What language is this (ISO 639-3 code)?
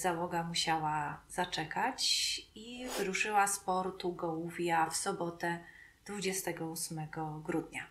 pol